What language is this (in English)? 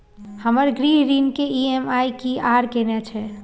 Maithili